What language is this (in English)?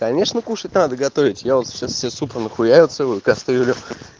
Russian